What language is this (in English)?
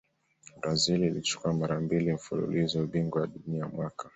Swahili